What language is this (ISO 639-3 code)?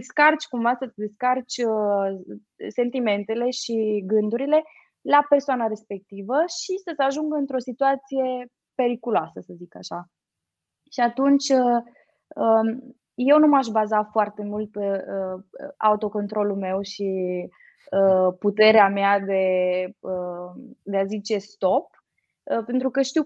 ron